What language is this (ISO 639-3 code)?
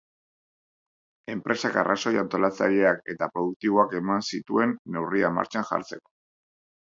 eus